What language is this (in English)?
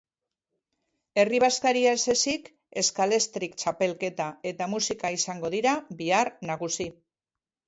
Basque